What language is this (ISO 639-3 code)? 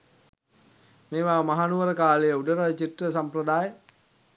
sin